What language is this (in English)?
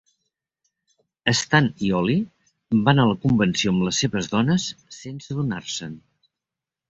Catalan